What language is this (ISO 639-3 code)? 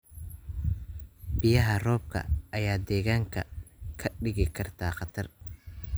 som